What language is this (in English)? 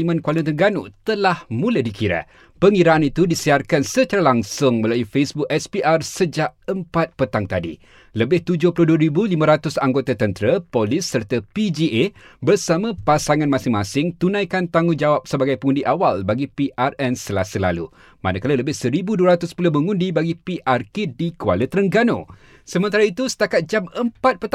Malay